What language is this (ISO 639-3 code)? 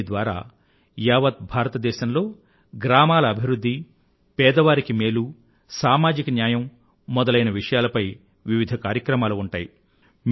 tel